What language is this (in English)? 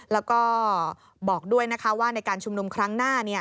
Thai